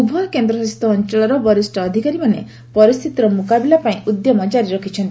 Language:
Odia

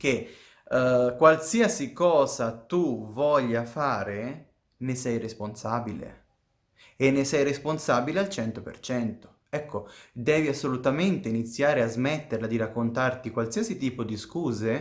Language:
Italian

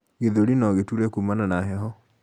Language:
Kikuyu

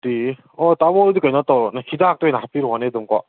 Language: Manipuri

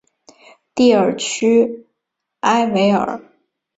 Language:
Chinese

